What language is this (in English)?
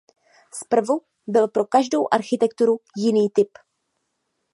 Czech